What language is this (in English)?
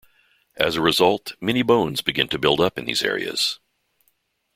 English